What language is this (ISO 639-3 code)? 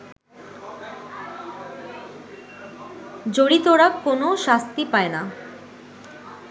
ben